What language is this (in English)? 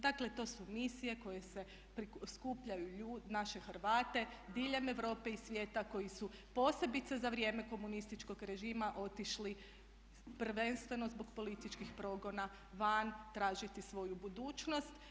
Croatian